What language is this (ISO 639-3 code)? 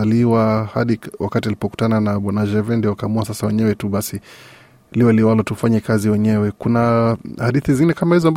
swa